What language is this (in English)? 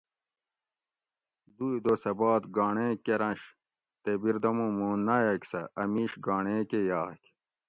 Gawri